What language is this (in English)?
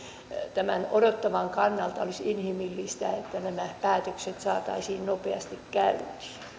Finnish